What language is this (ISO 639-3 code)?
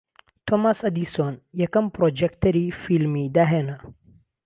ckb